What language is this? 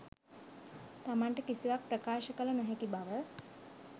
Sinhala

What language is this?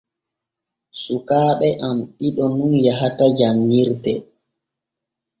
Borgu Fulfulde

